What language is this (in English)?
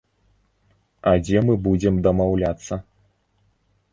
Belarusian